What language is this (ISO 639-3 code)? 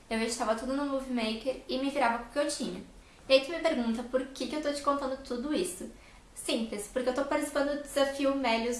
por